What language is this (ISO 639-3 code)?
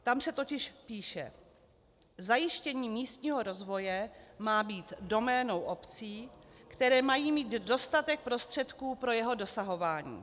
ces